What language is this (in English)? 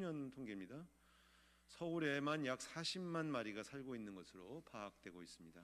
Korean